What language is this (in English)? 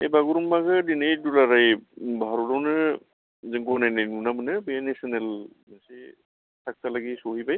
Bodo